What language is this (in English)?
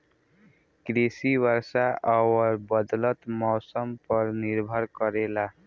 Bhojpuri